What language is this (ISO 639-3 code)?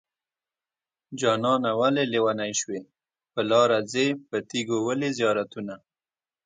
pus